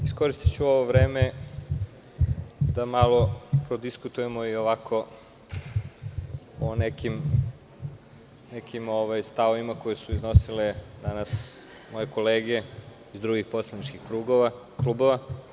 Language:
Serbian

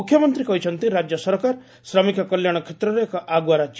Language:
Odia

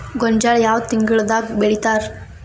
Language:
Kannada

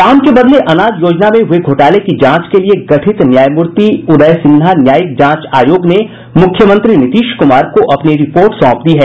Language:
Hindi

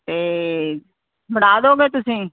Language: Punjabi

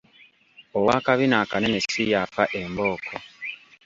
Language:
Ganda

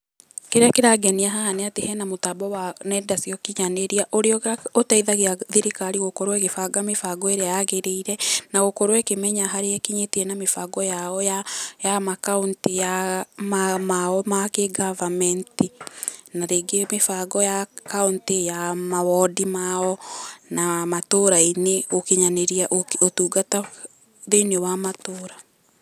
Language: Kikuyu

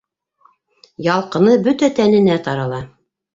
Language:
Bashkir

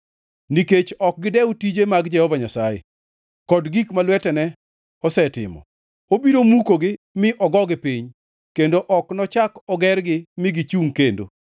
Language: Luo (Kenya and Tanzania)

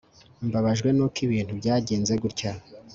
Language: Kinyarwanda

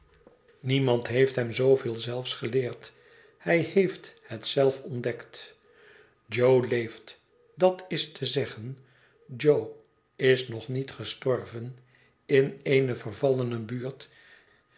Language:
Dutch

